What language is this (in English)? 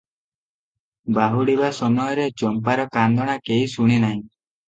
Odia